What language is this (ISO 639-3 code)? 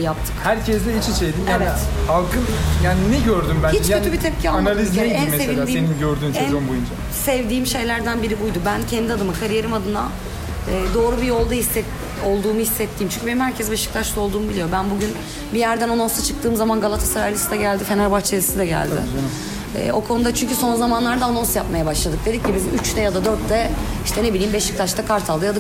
tur